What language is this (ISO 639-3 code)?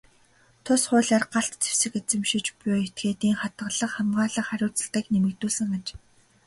mon